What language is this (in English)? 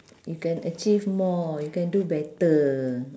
English